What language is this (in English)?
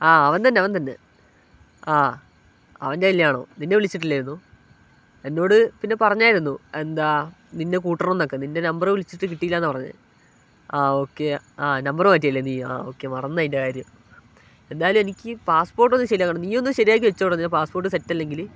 Malayalam